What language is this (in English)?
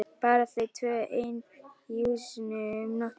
Icelandic